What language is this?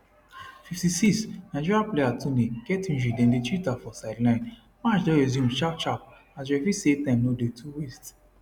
Nigerian Pidgin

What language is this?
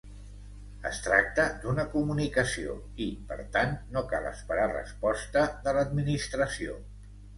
Catalan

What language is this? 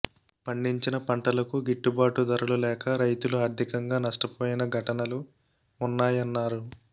Telugu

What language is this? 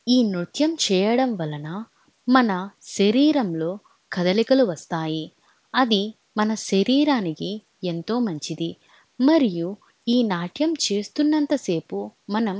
Telugu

